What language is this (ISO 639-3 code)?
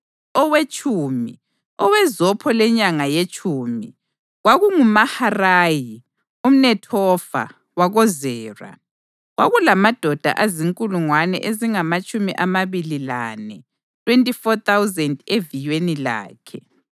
nde